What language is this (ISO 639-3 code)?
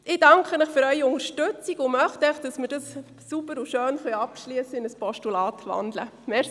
gsw